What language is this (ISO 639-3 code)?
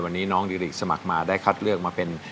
tha